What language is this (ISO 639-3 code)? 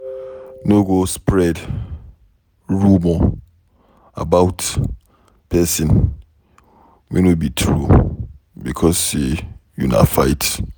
pcm